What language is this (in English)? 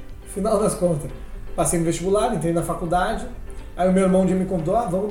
Portuguese